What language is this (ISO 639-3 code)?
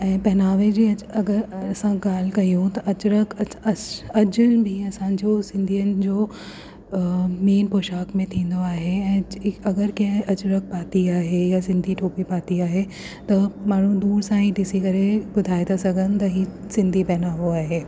snd